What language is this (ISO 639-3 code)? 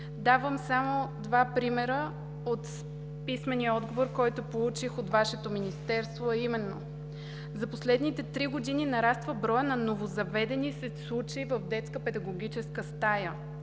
bul